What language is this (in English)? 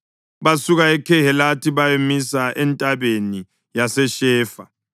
North Ndebele